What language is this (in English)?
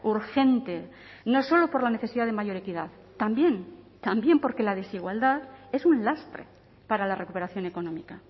Spanish